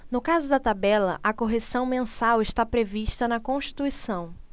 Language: Portuguese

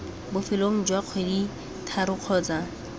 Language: Tswana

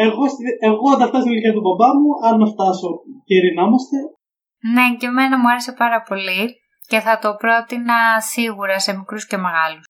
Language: Greek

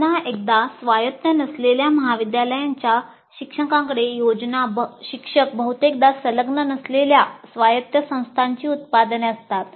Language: Marathi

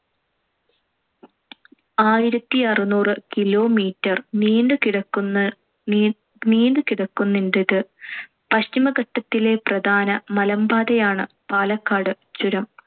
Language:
Malayalam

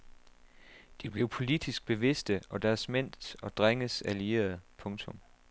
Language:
Danish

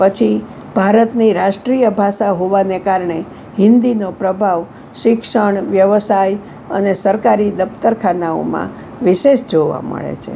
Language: Gujarati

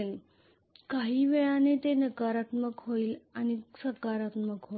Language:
Marathi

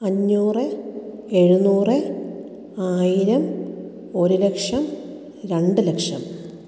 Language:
Malayalam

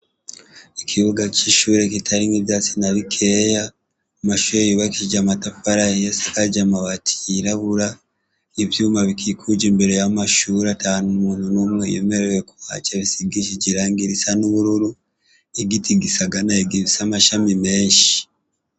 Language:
Rundi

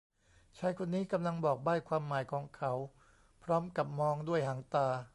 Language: Thai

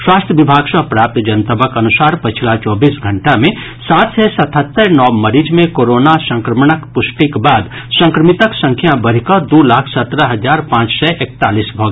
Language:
Maithili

